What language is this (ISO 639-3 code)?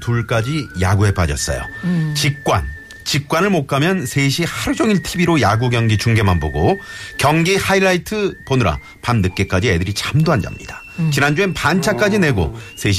kor